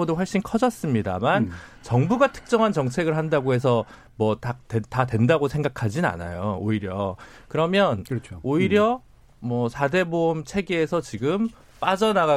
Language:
Korean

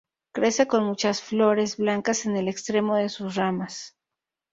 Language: Spanish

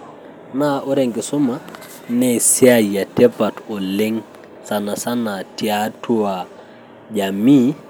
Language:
Masai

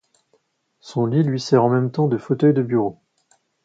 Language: French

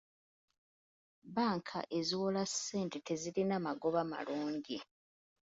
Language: Ganda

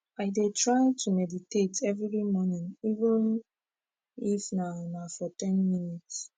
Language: Nigerian Pidgin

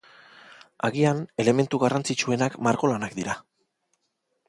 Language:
Basque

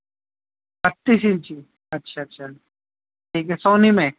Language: Urdu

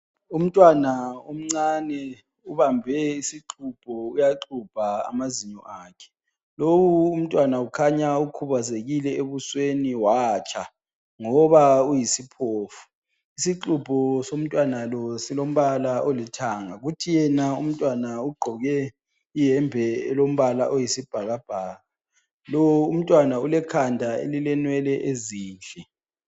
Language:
North Ndebele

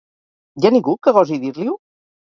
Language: Catalan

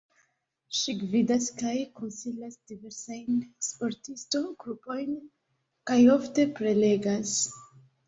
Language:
Esperanto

